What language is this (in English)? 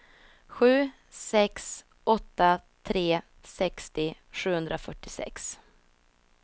Swedish